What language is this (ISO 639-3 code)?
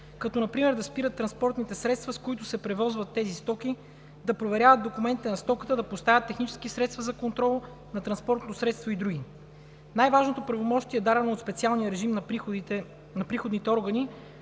bul